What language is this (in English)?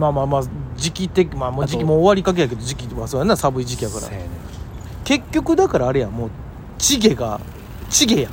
Japanese